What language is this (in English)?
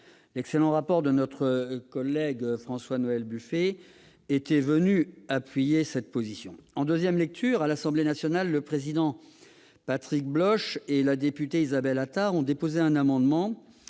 French